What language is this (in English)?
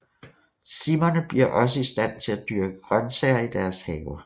Danish